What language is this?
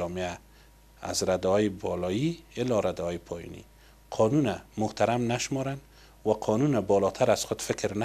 Persian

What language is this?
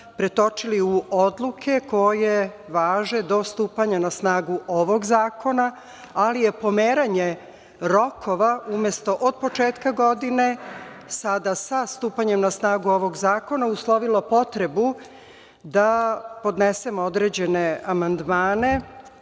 Serbian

